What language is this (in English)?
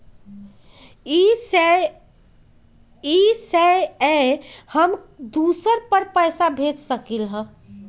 Magahi